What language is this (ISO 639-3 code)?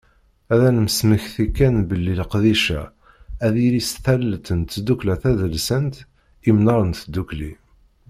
kab